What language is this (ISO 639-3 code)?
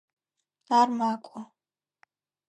ady